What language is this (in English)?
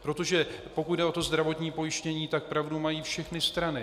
Czech